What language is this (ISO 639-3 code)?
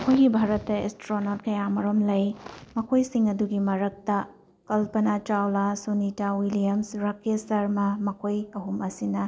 mni